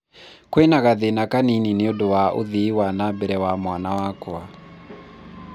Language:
Kikuyu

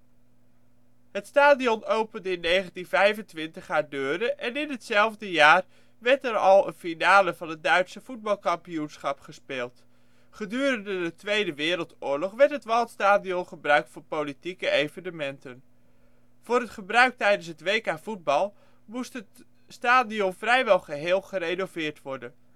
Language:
Dutch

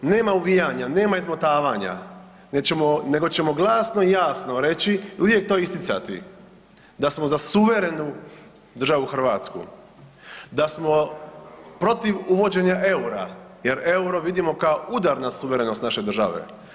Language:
Croatian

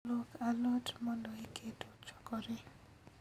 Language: Luo (Kenya and Tanzania)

